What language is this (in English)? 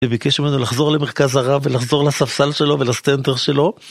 Hebrew